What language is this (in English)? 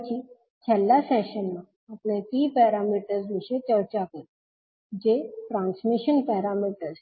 Gujarati